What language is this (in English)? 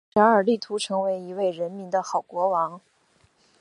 Chinese